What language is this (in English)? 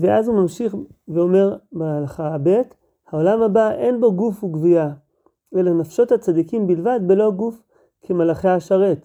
Hebrew